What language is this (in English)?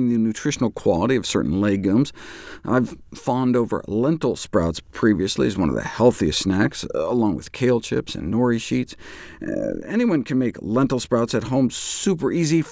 English